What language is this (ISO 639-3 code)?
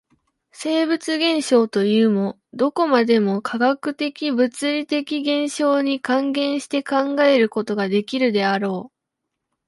jpn